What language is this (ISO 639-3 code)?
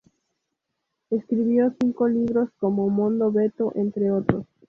spa